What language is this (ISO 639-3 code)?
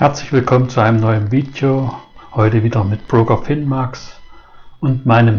deu